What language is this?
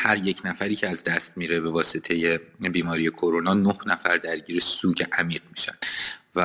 Persian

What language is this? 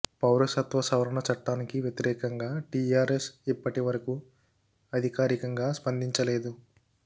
Telugu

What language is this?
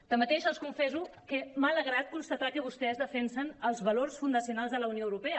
Catalan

